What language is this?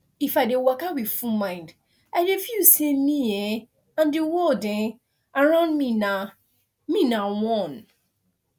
Nigerian Pidgin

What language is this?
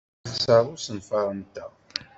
Kabyle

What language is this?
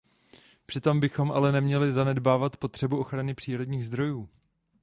Czech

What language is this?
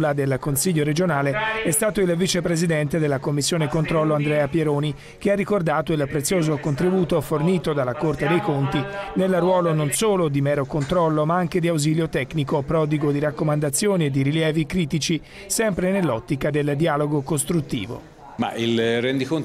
Italian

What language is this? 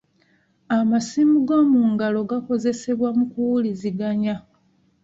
Ganda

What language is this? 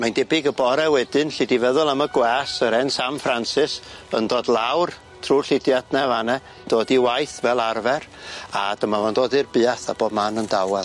Welsh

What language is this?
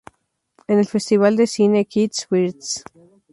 Spanish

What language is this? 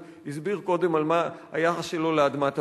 Hebrew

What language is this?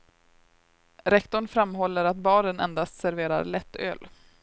Swedish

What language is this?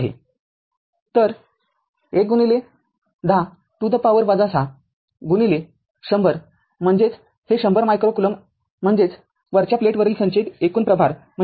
Marathi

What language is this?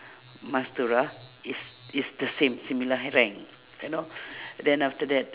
English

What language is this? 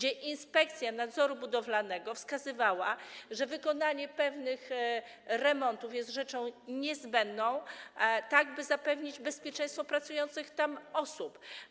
Polish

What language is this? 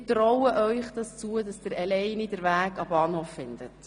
Swiss German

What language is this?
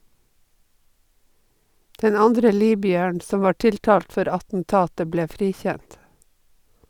Norwegian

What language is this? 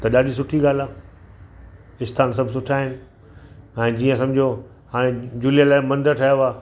Sindhi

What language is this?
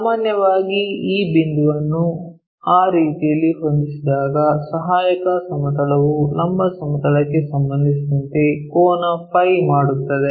Kannada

